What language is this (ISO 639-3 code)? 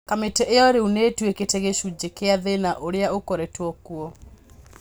kik